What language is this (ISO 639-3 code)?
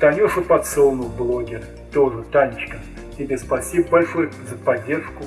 rus